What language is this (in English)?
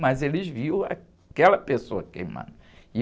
Portuguese